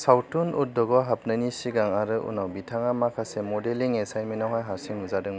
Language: Bodo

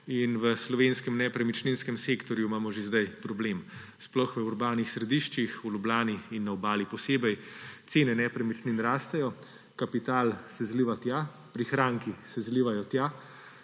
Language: Slovenian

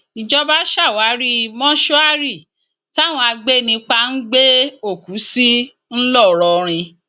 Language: Yoruba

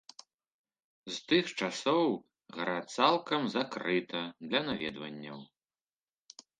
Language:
Belarusian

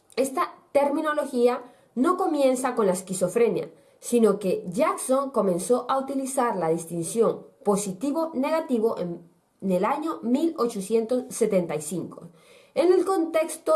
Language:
Spanish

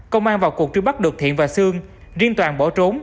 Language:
Vietnamese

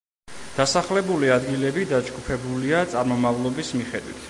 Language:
Georgian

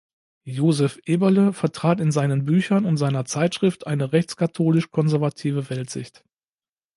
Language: German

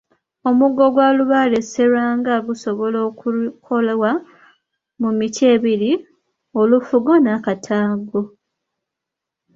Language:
Ganda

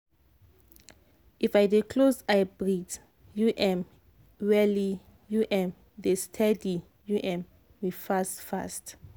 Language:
Nigerian Pidgin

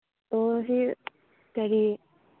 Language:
Manipuri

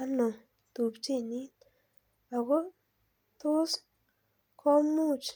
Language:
Kalenjin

